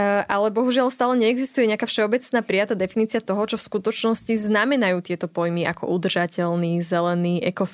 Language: Slovak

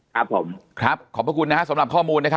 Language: Thai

